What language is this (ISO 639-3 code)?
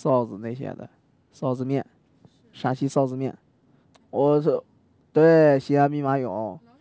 zho